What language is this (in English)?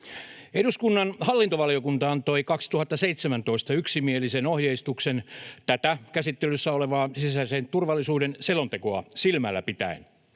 Finnish